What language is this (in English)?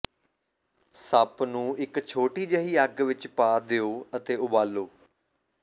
Punjabi